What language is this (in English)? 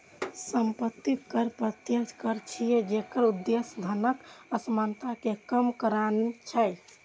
Maithili